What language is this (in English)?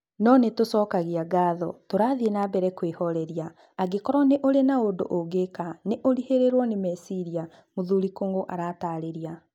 Kikuyu